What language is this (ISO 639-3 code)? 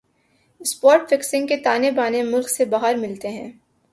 urd